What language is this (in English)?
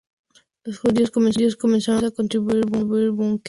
Spanish